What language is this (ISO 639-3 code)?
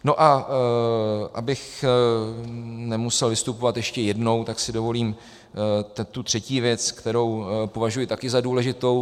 ces